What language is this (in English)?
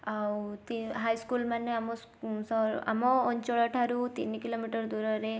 Odia